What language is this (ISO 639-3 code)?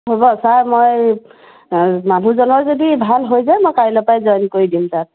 asm